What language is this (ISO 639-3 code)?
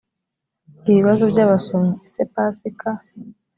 kin